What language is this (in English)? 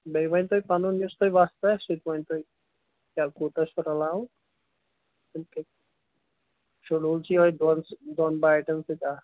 Kashmiri